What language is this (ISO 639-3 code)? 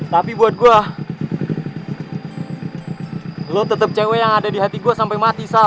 ind